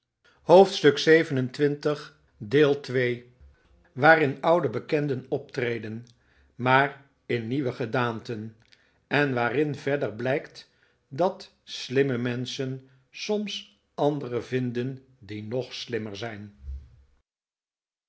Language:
Dutch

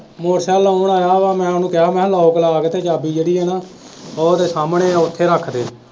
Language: Punjabi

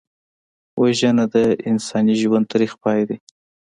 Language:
Pashto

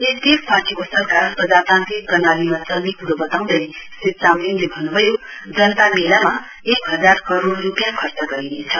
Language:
Nepali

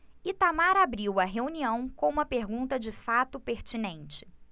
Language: Portuguese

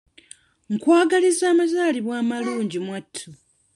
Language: Ganda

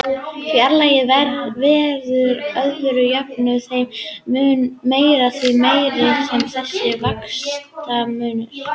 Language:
Icelandic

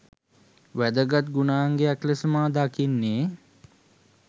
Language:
Sinhala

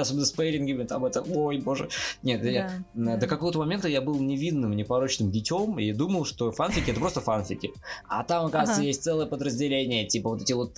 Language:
Russian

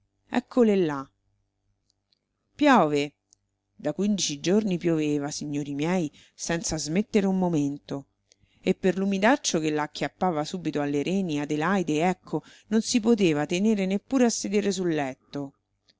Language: Italian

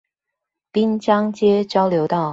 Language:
Chinese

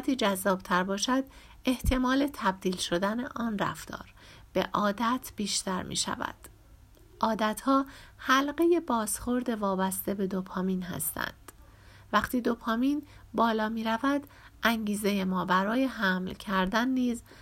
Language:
Persian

